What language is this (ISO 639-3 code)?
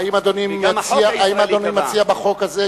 heb